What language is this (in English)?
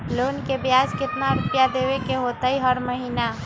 Magahi